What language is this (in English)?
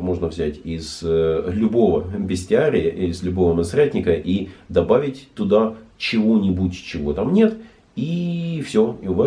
Russian